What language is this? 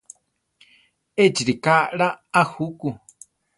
Central Tarahumara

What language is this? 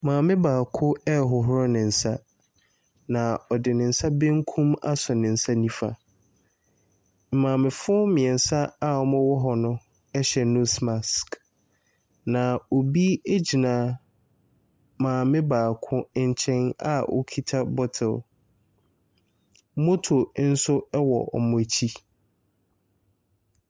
Akan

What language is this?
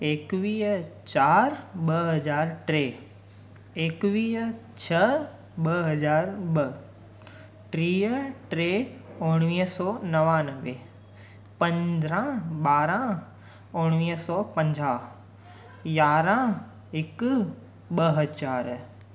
Sindhi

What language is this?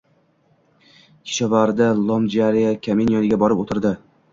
Uzbek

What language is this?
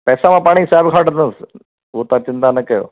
Sindhi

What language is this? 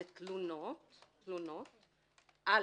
Hebrew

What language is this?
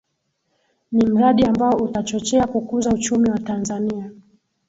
Swahili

